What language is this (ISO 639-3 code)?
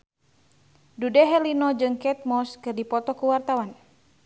sun